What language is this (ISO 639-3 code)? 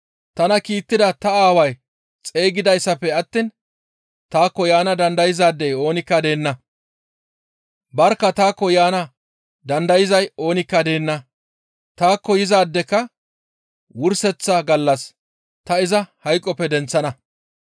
gmv